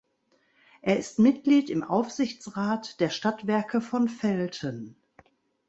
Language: German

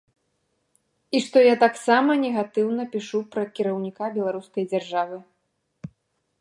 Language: Belarusian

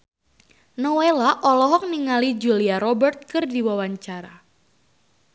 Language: Sundanese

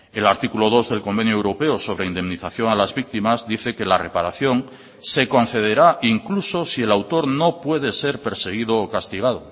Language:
Spanish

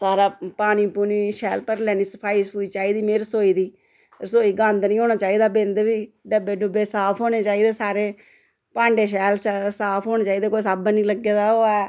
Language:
Dogri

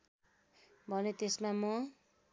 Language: Nepali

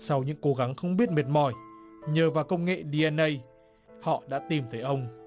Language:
Vietnamese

